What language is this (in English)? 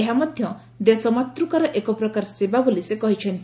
Odia